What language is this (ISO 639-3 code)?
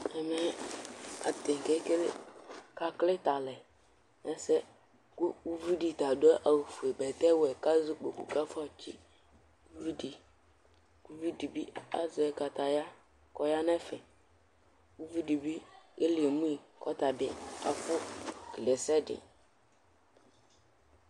kpo